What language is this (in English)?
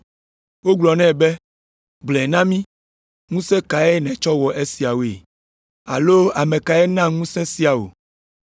Ewe